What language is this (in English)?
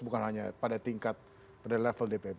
Indonesian